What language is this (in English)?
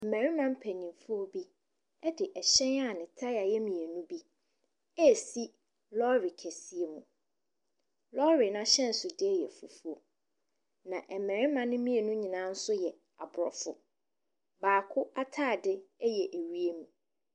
Akan